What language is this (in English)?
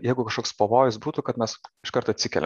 Lithuanian